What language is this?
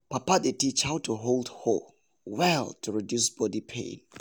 Nigerian Pidgin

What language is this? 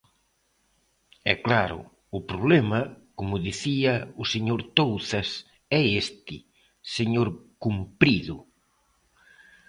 Galician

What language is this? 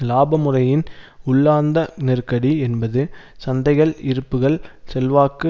Tamil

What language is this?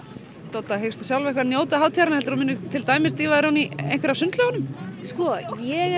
Icelandic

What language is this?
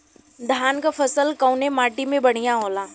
Bhojpuri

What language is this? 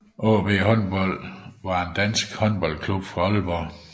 Danish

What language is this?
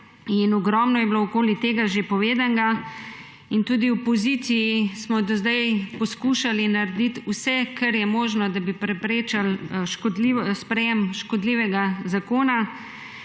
Slovenian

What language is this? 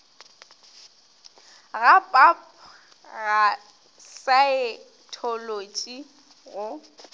Northern Sotho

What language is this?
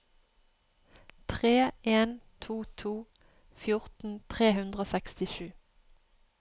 Norwegian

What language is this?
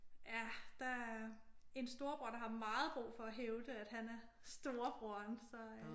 Danish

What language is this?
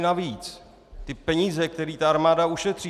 Czech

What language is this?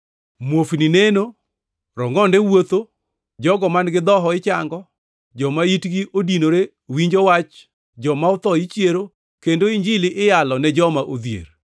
Luo (Kenya and Tanzania)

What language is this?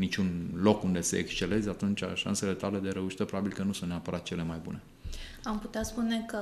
Romanian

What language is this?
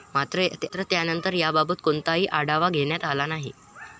Marathi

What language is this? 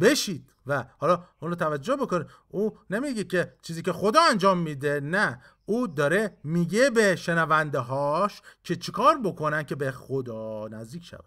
Persian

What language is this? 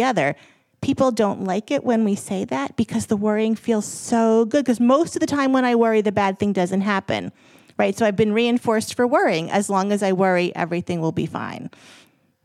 English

